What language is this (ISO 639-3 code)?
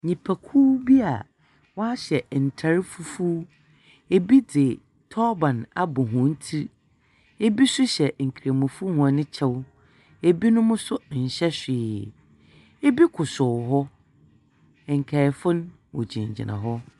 aka